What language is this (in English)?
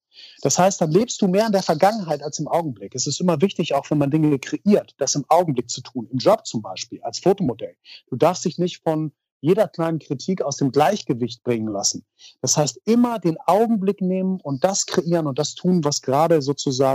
German